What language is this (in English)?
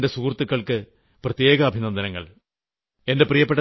Malayalam